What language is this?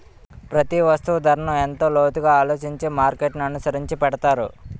Telugu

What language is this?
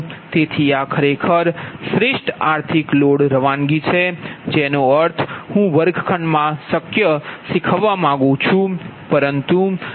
Gujarati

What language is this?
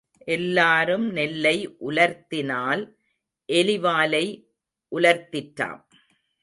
Tamil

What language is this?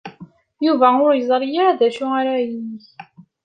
Kabyle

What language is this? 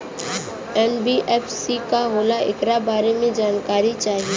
Bhojpuri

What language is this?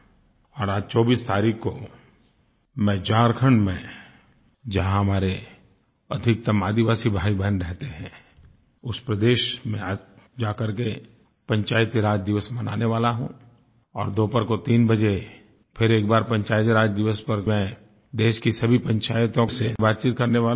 Hindi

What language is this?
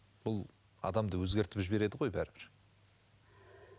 Kazakh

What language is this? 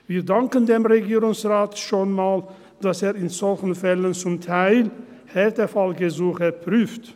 Swiss German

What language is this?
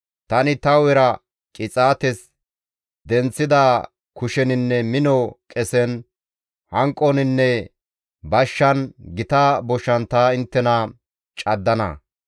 Gamo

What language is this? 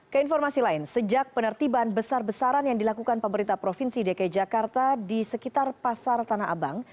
Indonesian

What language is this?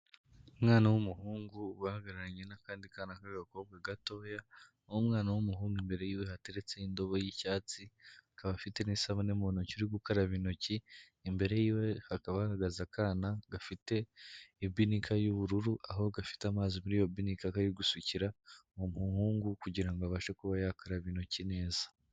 Kinyarwanda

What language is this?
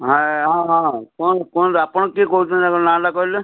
Odia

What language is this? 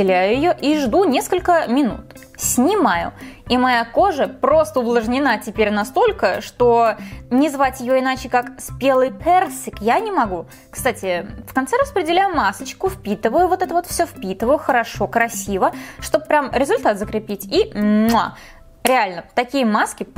Russian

